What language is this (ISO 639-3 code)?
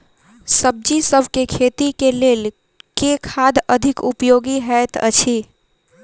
mai